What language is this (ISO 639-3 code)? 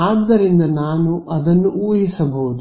kan